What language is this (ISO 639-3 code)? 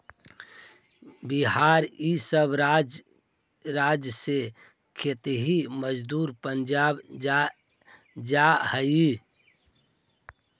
mag